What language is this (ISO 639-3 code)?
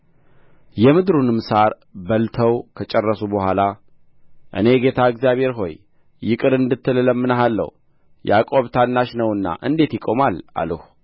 amh